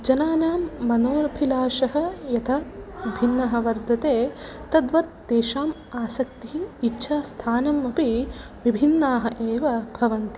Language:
Sanskrit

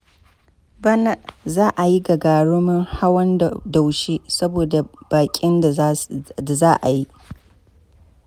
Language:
Hausa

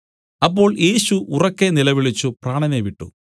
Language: Malayalam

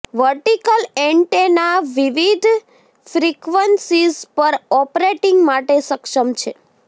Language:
Gujarati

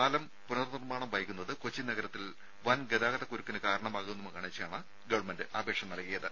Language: Malayalam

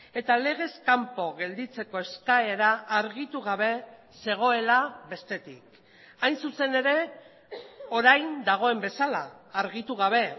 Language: Basque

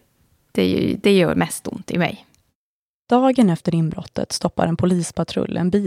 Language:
Swedish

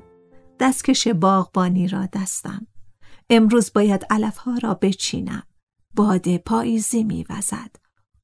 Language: Persian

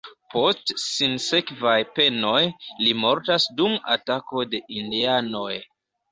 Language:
Esperanto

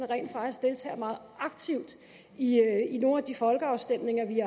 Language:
Danish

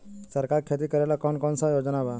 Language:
Bhojpuri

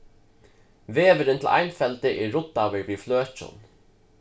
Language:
Faroese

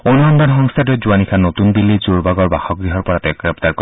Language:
Assamese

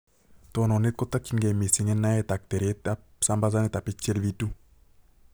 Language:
Kalenjin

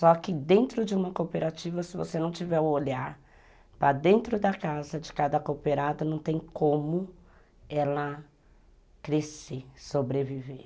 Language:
Portuguese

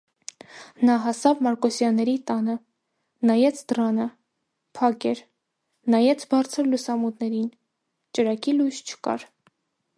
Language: Armenian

